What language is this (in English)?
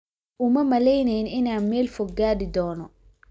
Somali